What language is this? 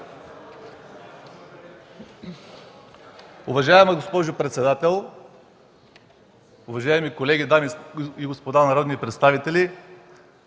Bulgarian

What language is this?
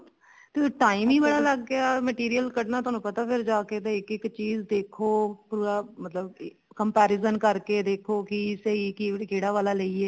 Punjabi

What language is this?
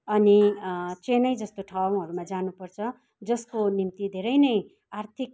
Nepali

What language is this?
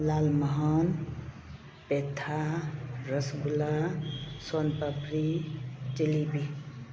Manipuri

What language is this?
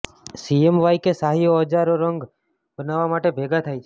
Gujarati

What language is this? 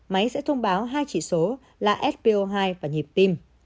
Vietnamese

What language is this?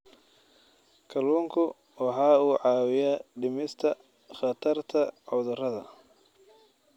Somali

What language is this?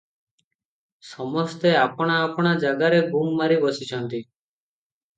Odia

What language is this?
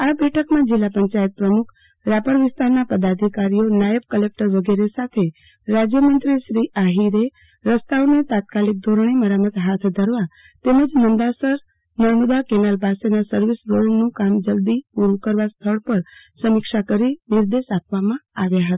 Gujarati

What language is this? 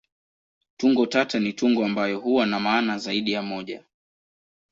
Swahili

